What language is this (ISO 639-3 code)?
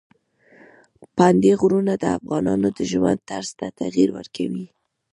pus